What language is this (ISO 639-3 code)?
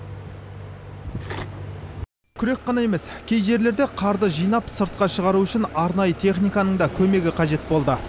kaz